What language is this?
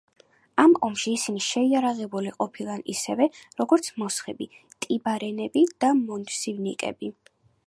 Georgian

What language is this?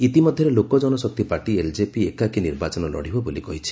Odia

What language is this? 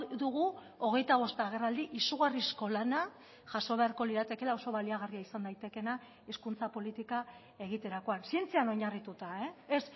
Basque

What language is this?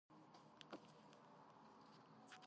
Georgian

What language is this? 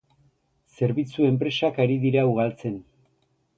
Basque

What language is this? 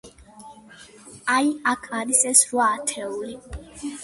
Georgian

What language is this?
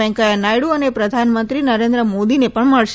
Gujarati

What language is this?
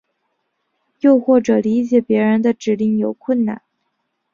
Chinese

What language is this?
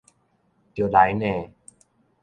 Min Nan Chinese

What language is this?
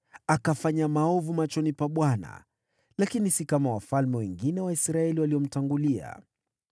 Swahili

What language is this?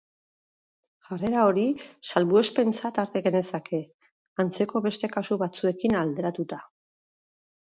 Basque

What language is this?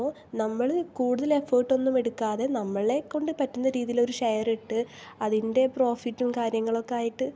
Malayalam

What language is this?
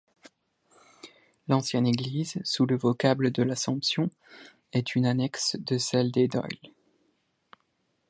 French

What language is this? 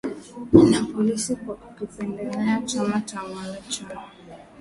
Swahili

